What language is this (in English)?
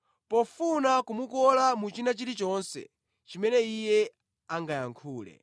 Nyanja